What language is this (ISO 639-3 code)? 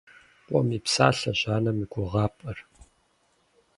kbd